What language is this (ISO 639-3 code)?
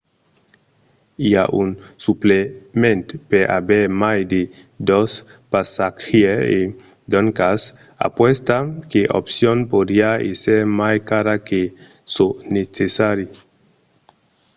oci